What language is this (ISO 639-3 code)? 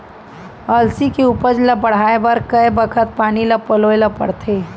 hne